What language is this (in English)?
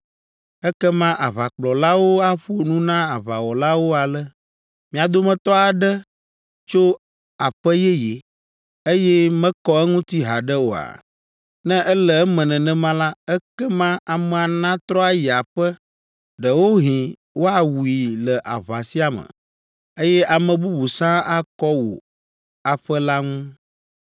Ewe